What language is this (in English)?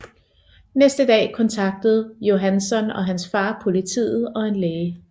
Danish